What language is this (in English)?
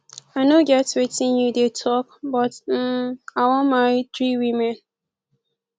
Nigerian Pidgin